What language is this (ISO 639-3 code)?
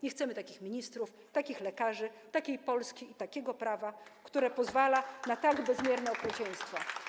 pol